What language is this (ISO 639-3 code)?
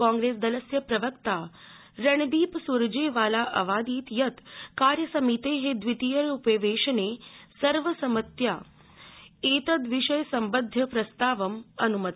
san